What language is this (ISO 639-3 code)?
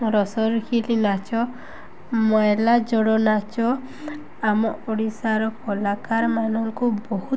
ori